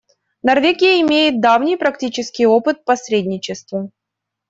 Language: Russian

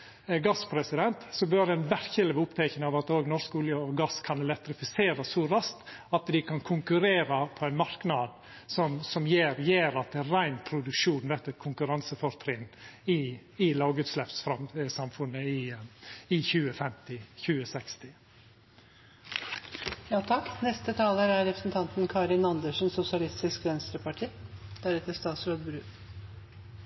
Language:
Norwegian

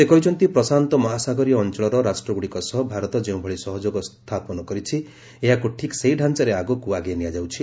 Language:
Odia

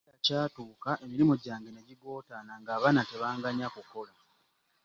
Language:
Ganda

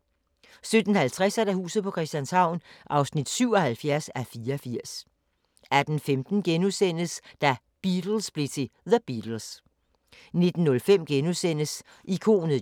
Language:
Danish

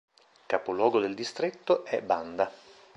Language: Italian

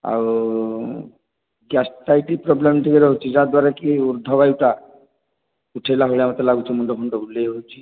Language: Odia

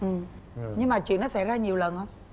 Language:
Vietnamese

